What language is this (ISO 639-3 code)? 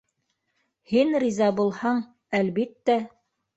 bak